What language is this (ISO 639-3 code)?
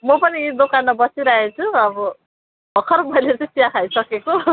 nep